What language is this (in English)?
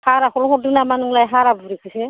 Bodo